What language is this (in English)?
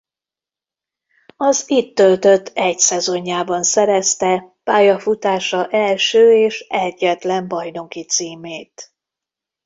Hungarian